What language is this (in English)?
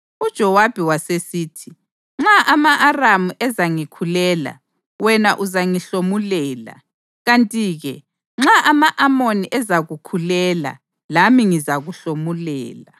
North Ndebele